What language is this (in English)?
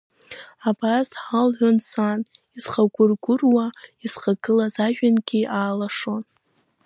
Abkhazian